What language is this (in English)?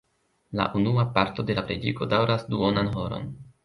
Esperanto